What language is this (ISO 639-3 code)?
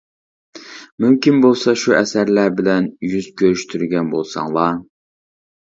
uig